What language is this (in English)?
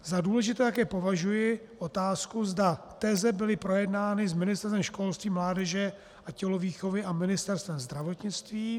Czech